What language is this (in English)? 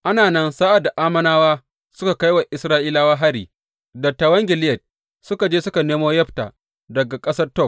Hausa